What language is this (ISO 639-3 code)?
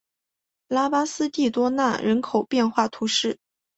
zho